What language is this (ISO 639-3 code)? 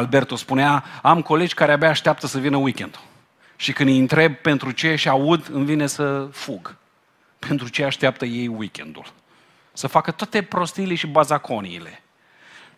ron